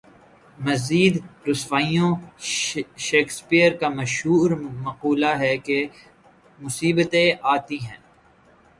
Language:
Urdu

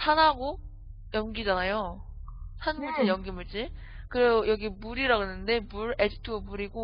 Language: Korean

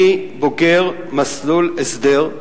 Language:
Hebrew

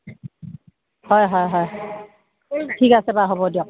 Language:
Assamese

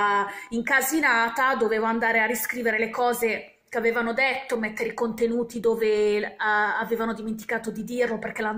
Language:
Italian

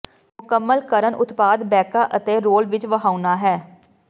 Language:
Punjabi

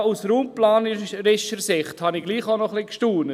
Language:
Swiss German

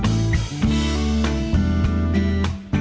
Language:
Vietnamese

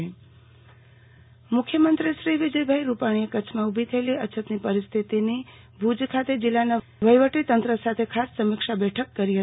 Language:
Gujarati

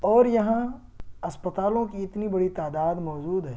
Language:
Urdu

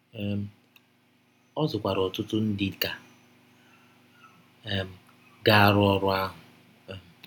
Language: Igbo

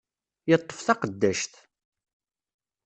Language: Kabyle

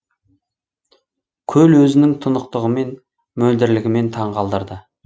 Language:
Kazakh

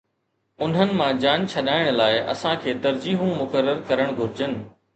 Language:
Sindhi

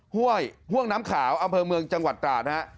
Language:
Thai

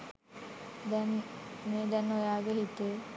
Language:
Sinhala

